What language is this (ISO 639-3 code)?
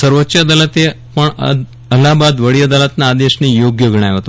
guj